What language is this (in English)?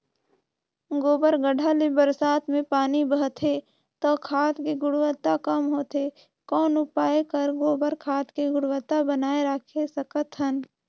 Chhattisgarhi